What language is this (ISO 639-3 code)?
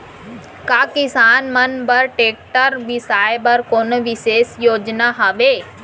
hne